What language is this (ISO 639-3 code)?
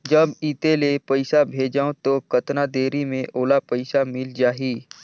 hne